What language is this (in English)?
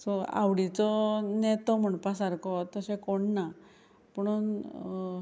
Konkani